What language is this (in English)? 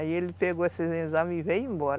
Portuguese